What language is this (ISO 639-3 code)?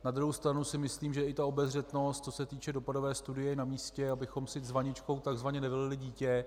ces